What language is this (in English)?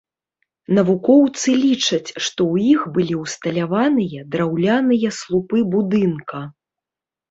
Belarusian